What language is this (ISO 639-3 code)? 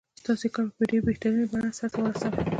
pus